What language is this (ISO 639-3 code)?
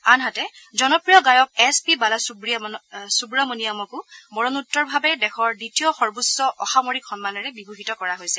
asm